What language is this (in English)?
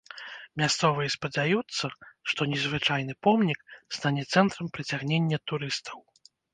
Belarusian